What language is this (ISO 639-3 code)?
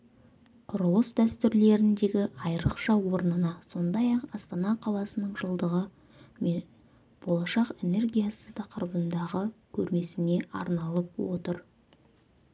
kaz